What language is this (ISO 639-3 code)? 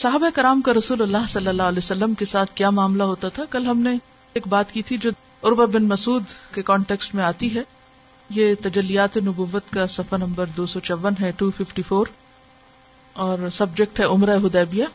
urd